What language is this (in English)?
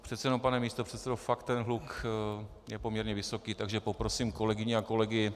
Czech